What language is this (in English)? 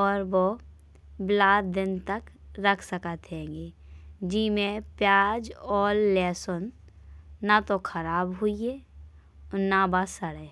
Bundeli